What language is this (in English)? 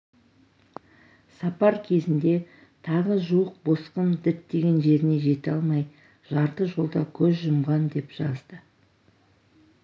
Kazakh